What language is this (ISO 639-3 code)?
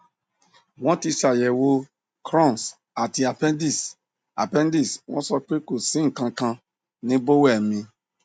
yor